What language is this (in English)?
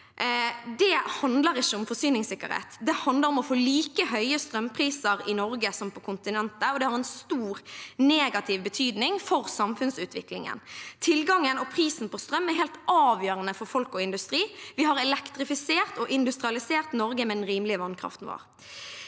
Norwegian